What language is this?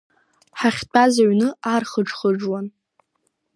Abkhazian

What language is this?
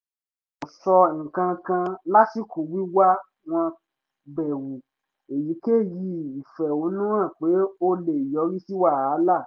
Yoruba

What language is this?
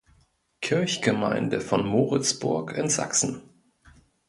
German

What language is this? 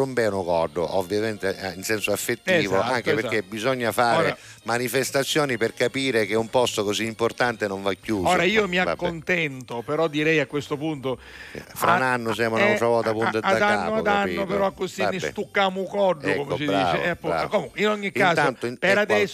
Italian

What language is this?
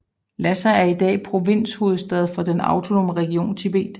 Danish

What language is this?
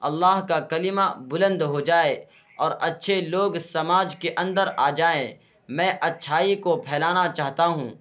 Urdu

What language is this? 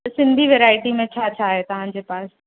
Sindhi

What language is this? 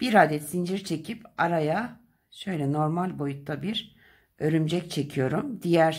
Turkish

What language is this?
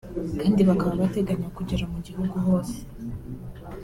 Kinyarwanda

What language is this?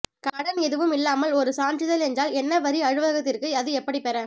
Tamil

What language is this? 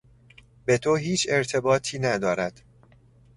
Persian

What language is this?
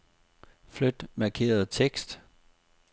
Danish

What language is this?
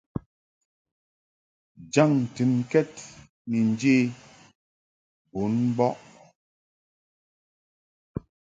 Mungaka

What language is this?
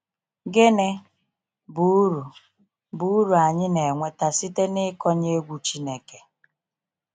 Igbo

